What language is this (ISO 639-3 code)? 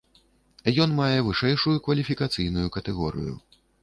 bel